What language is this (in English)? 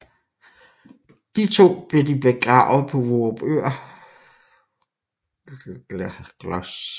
Danish